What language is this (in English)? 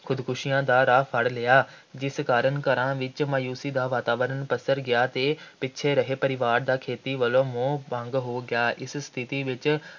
Punjabi